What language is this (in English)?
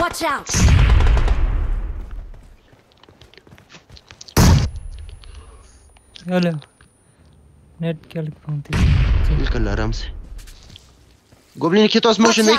Romanian